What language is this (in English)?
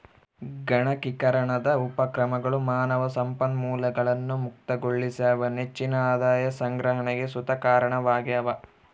Kannada